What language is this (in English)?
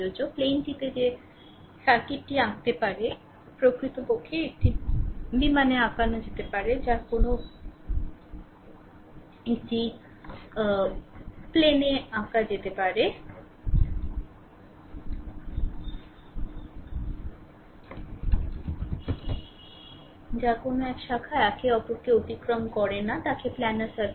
Bangla